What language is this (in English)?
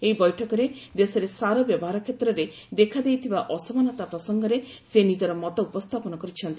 Odia